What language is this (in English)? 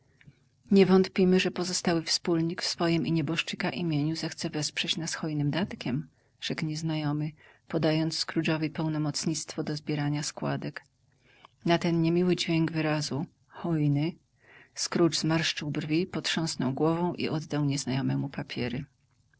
Polish